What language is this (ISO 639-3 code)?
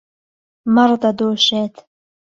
ckb